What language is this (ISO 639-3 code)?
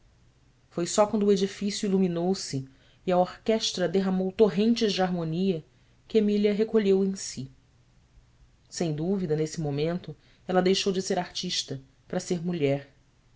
por